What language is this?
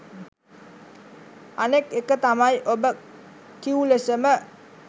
Sinhala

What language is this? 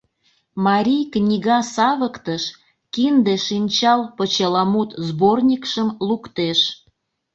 Mari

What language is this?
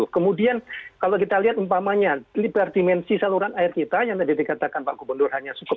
Indonesian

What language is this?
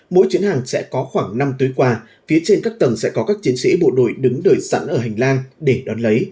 Vietnamese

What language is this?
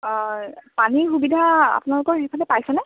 Assamese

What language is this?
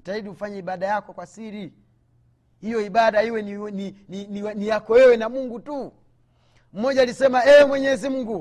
Swahili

